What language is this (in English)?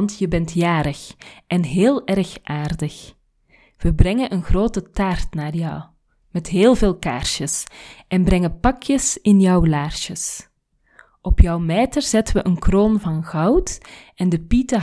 Dutch